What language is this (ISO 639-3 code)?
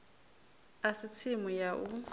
ven